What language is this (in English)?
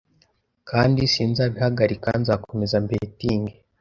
Kinyarwanda